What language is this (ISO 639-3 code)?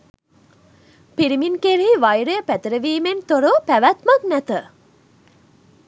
sin